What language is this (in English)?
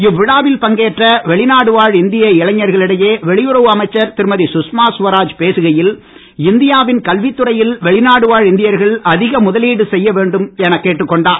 Tamil